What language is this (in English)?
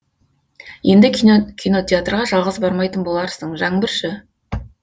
Kazakh